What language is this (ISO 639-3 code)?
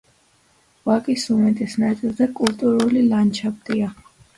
kat